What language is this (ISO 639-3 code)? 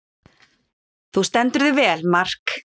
isl